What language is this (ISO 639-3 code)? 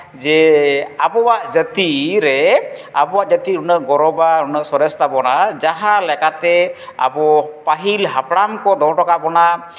sat